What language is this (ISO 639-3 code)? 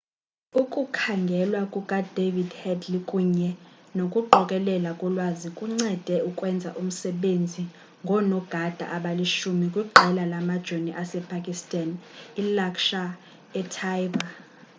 xho